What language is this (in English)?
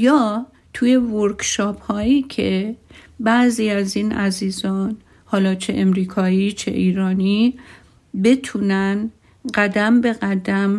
Persian